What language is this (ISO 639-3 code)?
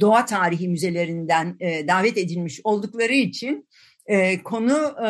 tur